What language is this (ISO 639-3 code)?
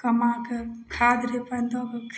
mai